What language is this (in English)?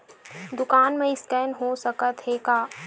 Chhattisgarhi